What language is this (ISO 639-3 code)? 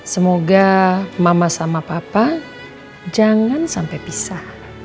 ind